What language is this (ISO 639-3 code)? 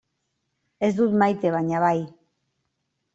eus